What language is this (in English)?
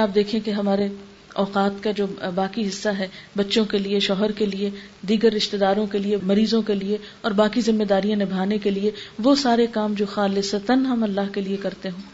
Urdu